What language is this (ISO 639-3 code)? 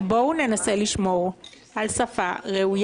heb